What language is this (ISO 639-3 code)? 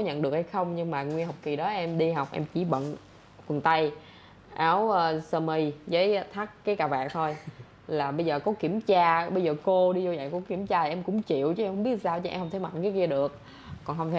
vie